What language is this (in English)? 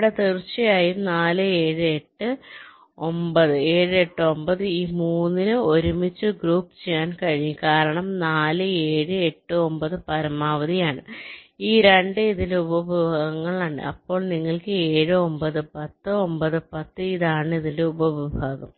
Malayalam